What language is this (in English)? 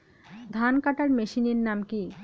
Bangla